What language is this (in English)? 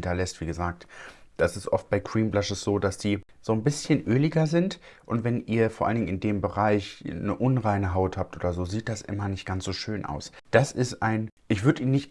German